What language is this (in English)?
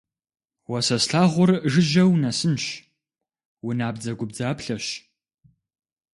Kabardian